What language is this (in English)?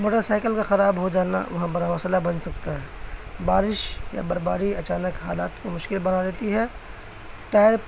Urdu